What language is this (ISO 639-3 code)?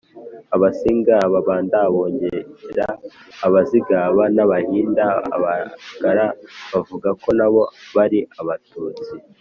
kin